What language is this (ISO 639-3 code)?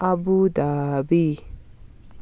nep